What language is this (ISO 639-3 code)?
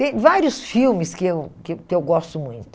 por